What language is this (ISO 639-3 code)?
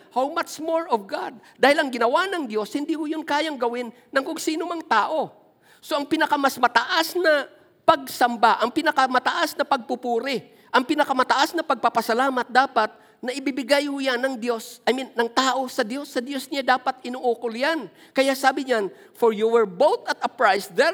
fil